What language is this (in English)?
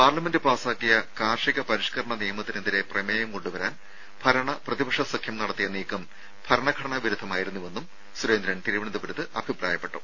Malayalam